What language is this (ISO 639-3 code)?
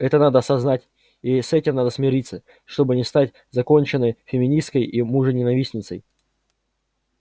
rus